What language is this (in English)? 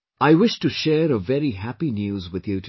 English